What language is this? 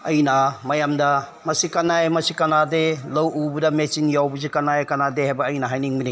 Manipuri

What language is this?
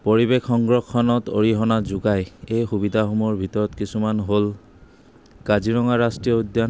Assamese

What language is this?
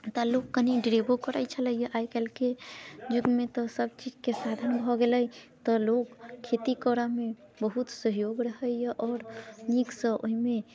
Maithili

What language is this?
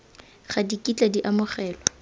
Tswana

